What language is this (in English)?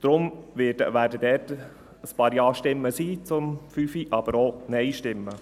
Swiss German